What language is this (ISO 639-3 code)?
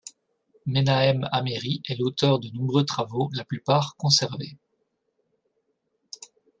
fra